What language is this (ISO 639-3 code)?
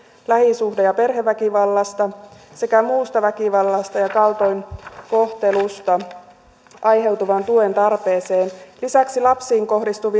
fin